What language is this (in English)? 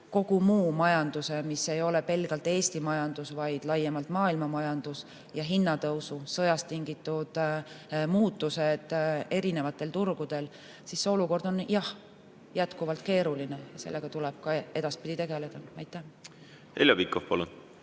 Estonian